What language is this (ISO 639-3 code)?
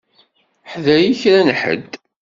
kab